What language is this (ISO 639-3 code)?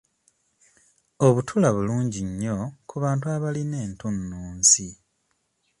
lug